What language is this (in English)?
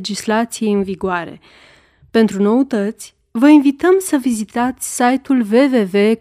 Romanian